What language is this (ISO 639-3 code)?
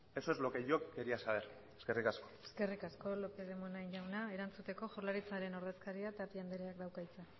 eus